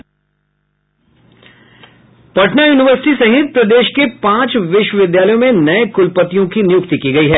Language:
Hindi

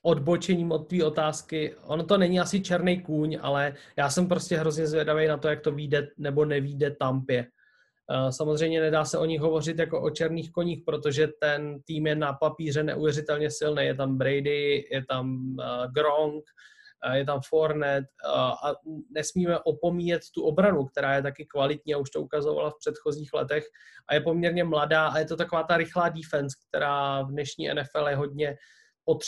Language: Czech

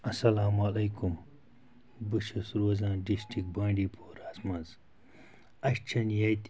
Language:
Kashmiri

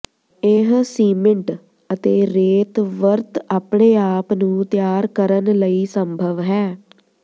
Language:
Punjabi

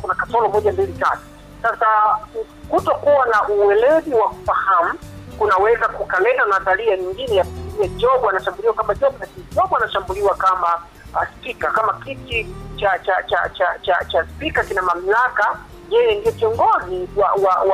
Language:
Swahili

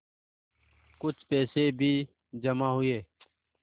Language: Hindi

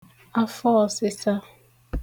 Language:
Igbo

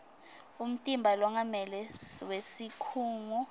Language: Swati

